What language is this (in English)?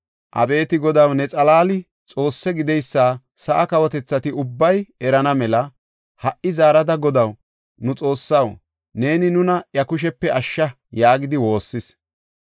Gofa